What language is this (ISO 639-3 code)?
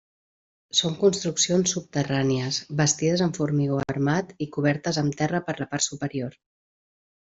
cat